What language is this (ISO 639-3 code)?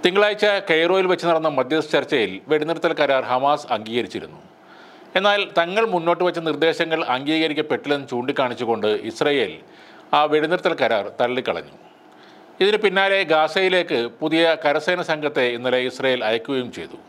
mal